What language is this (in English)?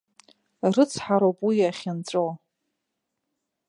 Abkhazian